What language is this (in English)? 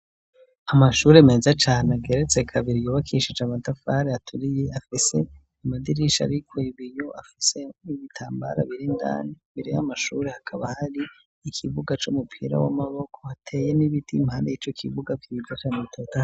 Rundi